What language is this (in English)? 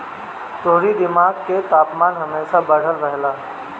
Bhojpuri